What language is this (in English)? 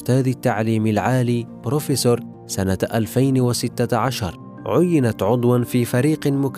Arabic